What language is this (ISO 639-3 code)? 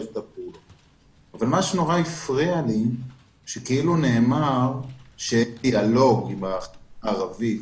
heb